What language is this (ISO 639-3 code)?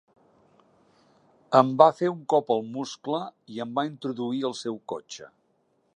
cat